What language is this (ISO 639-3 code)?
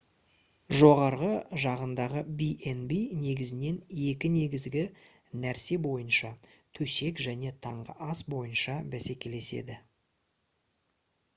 kaz